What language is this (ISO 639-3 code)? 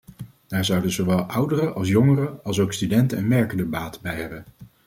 nld